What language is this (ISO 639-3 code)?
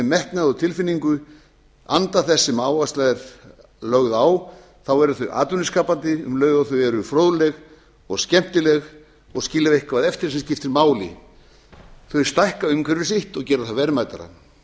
isl